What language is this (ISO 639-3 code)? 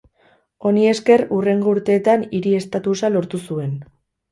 eus